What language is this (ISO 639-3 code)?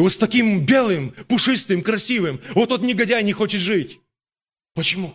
rus